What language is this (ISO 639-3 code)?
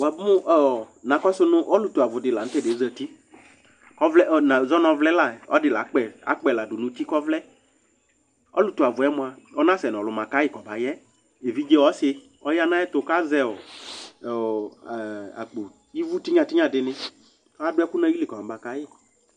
kpo